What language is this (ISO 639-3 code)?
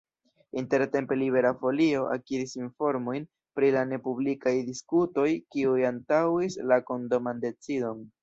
epo